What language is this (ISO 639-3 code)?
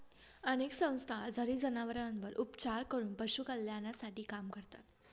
mar